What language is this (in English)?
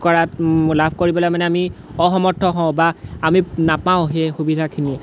Assamese